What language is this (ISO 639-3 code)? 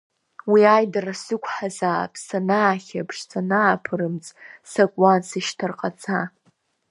abk